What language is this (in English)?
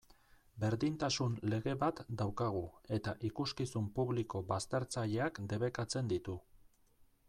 Basque